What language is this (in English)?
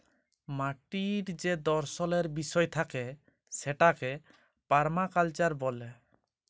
Bangla